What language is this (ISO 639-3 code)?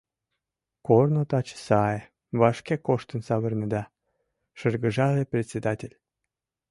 chm